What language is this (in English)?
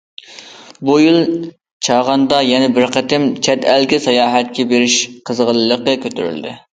Uyghur